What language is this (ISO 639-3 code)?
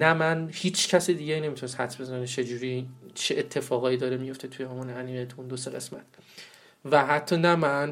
fas